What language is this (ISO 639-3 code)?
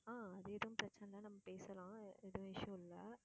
tam